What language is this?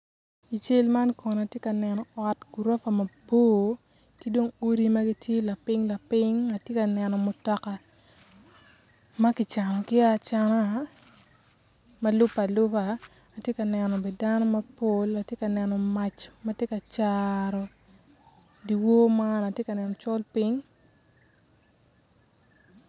Acoli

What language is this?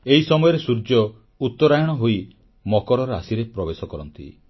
Odia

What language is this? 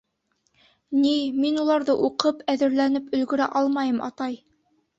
Bashkir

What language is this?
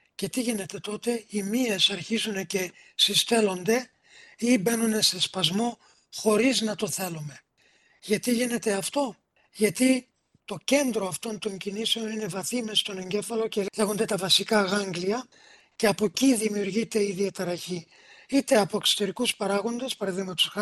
Greek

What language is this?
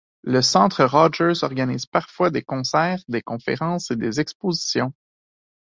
French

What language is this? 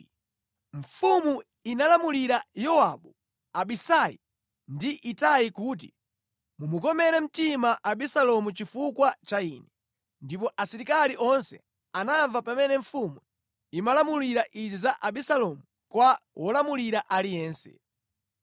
Nyanja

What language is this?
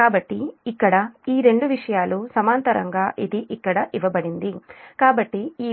Telugu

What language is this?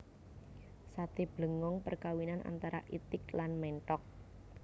Javanese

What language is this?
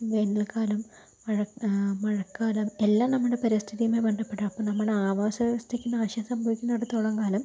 Malayalam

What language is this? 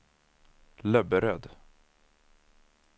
Swedish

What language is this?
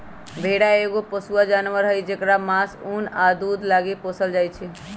Magahi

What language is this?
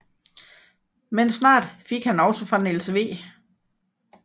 Danish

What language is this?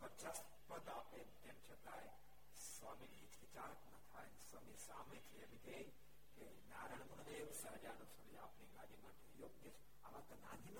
Gujarati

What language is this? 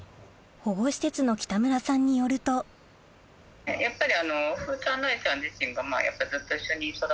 Japanese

